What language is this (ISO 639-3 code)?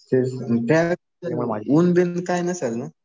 mar